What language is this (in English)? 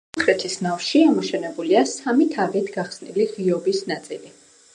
Georgian